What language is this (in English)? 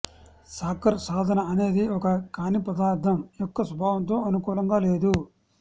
Telugu